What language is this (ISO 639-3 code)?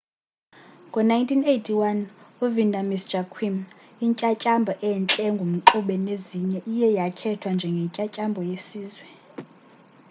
xho